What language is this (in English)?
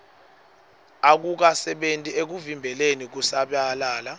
Swati